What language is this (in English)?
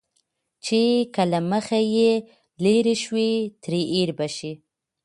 Pashto